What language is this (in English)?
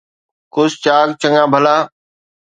Sindhi